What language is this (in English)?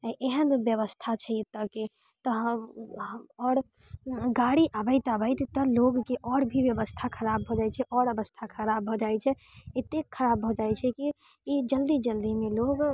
Maithili